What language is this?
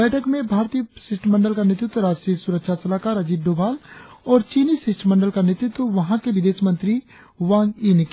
Hindi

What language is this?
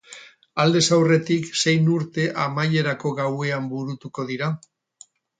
Basque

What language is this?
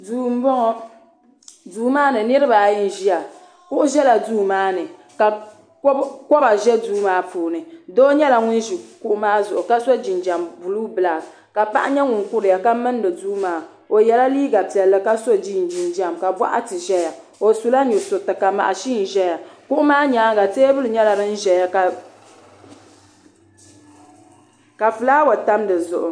Dagbani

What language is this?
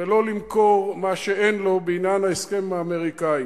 Hebrew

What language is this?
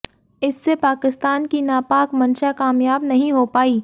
Hindi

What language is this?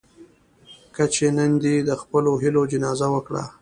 Pashto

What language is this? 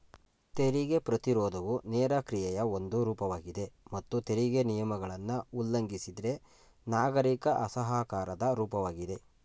Kannada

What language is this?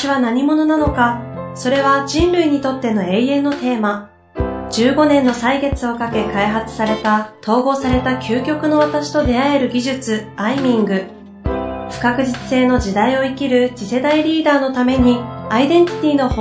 Japanese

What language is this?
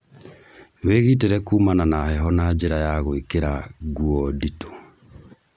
Kikuyu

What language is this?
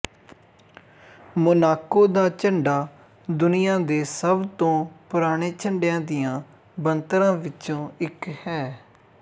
Punjabi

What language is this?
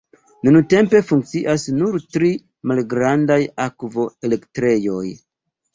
Esperanto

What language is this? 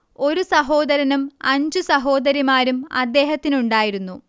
Malayalam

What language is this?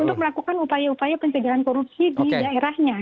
Indonesian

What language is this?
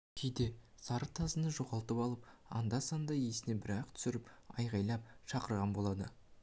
Kazakh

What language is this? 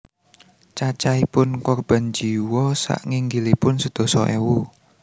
Javanese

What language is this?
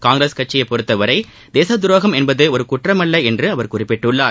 Tamil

